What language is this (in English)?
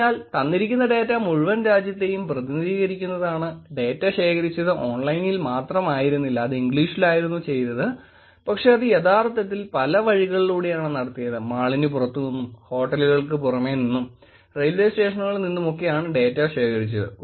Malayalam